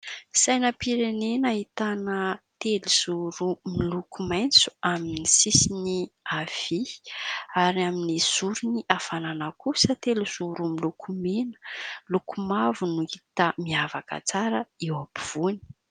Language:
Malagasy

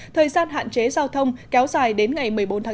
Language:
Vietnamese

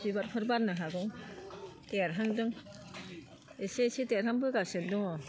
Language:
Bodo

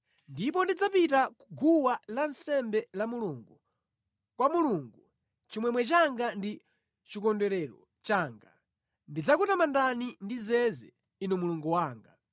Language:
Nyanja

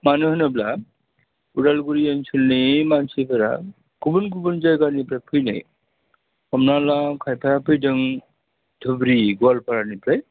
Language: Bodo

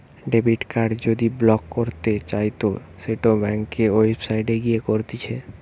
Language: Bangla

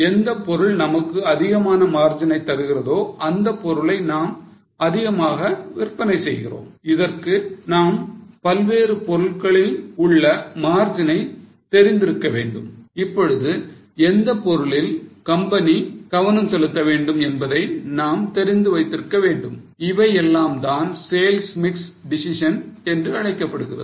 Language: Tamil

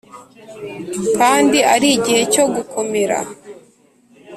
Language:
Kinyarwanda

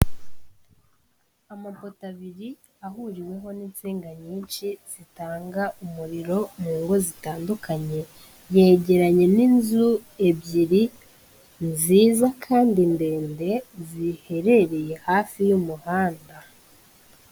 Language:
Kinyarwanda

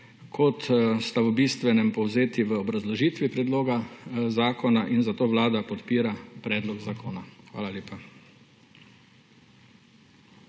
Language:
Slovenian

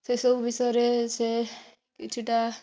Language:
Odia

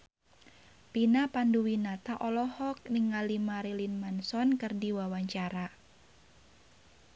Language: Sundanese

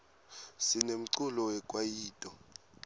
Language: Swati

